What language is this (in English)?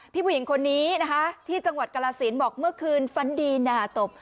Thai